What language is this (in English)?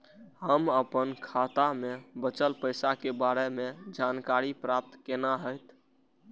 Maithili